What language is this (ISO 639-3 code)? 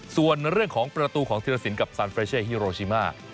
tha